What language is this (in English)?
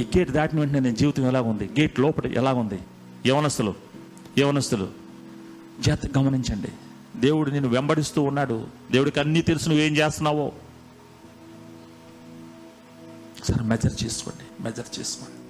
Telugu